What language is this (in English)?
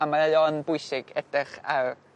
Welsh